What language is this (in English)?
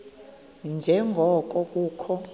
Xhosa